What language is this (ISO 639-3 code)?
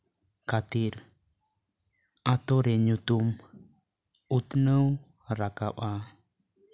sat